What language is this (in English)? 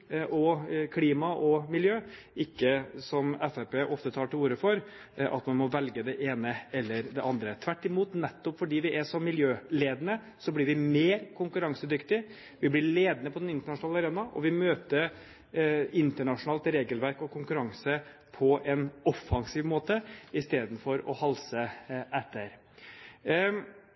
Norwegian Bokmål